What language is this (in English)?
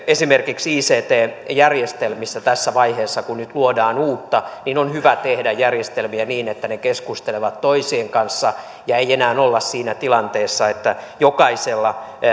Finnish